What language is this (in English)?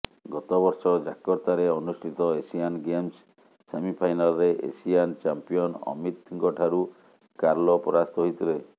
Odia